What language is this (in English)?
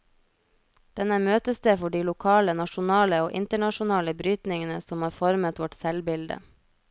Norwegian